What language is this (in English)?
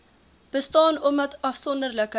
Afrikaans